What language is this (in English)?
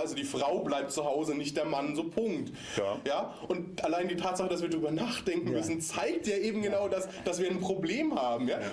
German